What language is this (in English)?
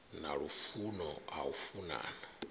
Venda